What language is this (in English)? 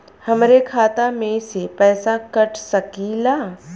Bhojpuri